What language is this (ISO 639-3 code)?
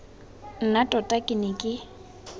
tsn